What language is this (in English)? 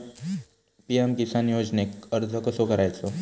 Marathi